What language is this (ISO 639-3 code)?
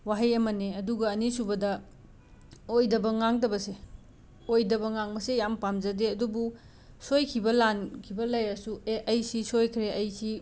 mni